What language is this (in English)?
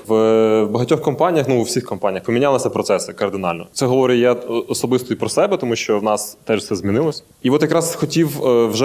Ukrainian